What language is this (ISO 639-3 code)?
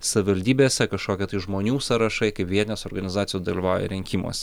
lit